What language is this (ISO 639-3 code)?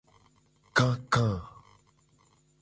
gej